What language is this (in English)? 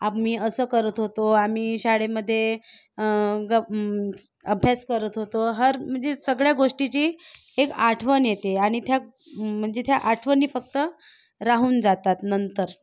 Marathi